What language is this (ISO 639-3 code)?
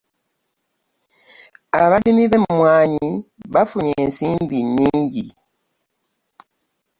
lug